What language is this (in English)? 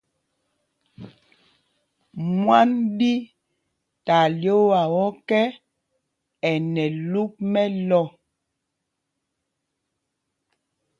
Mpumpong